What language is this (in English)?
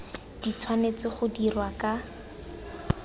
Tswana